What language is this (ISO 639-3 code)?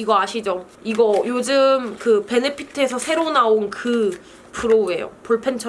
kor